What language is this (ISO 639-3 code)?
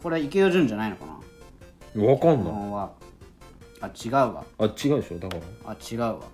jpn